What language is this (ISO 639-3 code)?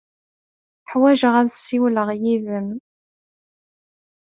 kab